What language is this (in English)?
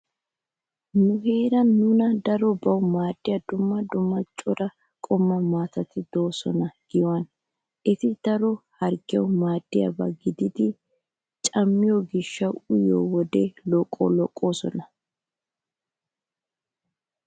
Wolaytta